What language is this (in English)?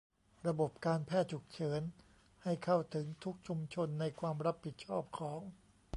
Thai